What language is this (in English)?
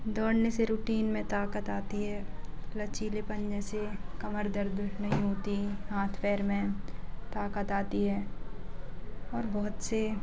Hindi